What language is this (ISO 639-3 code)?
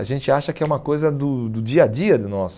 por